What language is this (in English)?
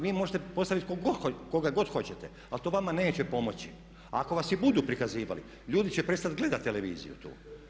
Croatian